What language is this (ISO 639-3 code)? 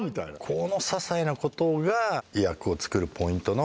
jpn